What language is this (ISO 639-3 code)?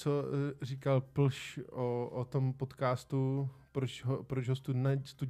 ces